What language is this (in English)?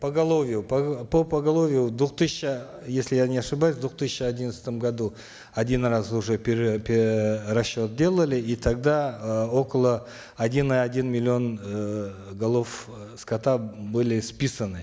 Kazakh